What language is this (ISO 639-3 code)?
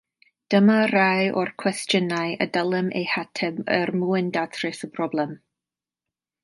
cym